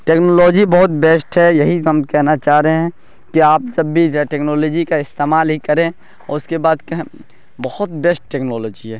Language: Urdu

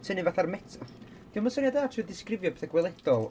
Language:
Welsh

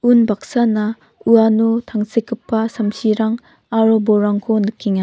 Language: Garo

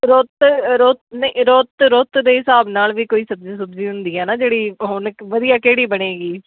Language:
Punjabi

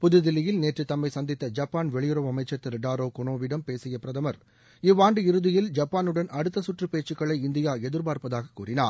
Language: Tamil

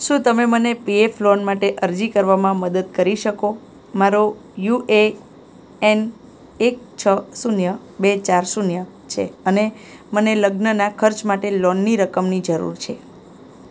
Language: Gujarati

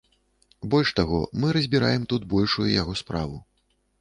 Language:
Belarusian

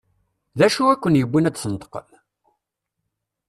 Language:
Kabyle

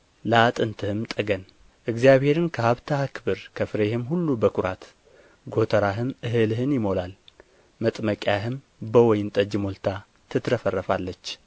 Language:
Amharic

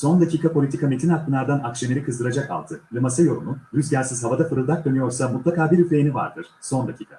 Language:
Turkish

